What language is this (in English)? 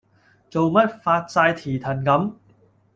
Cantonese